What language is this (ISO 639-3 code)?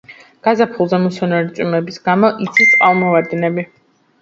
kat